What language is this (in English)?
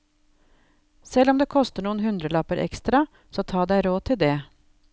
Norwegian